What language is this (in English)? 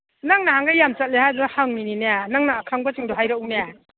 Manipuri